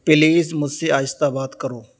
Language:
Urdu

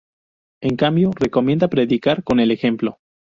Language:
Spanish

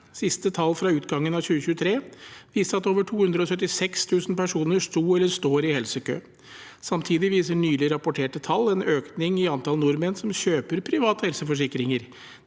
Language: Norwegian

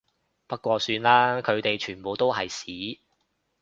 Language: Cantonese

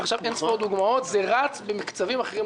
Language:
Hebrew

